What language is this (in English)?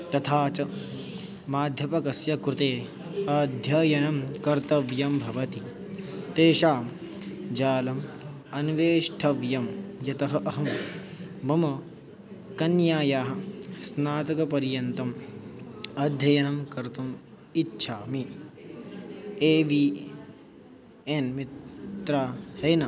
Sanskrit